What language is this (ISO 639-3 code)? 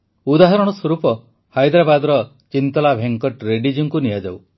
ori